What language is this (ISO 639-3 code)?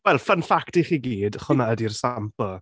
cym